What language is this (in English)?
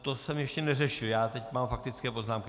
Czech